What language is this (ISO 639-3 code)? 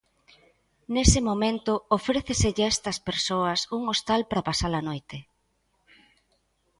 glg